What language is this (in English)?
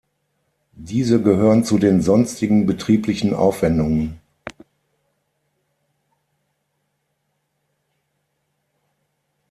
German